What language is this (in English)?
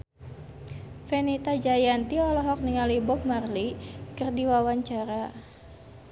Sundanese